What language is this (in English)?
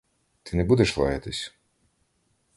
Ukrainian